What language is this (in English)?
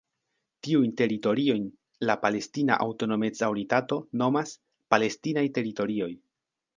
Esperanto